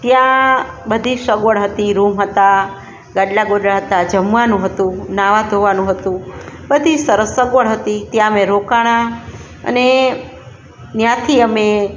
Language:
Gujarati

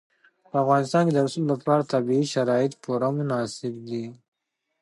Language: Pashto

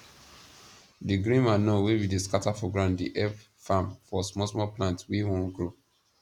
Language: Nigerian Pidgin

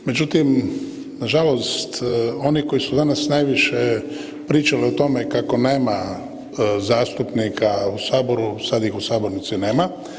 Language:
Croatian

